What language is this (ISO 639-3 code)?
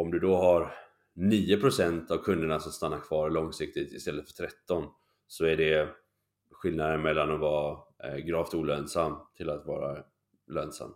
swe